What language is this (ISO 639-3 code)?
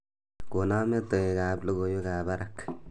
kln